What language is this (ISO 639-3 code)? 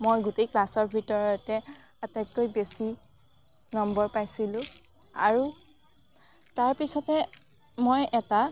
asm